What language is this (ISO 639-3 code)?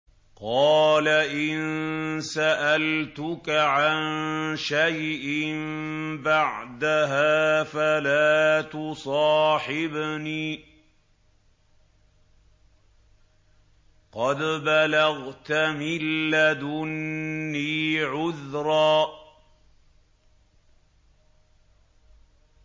ara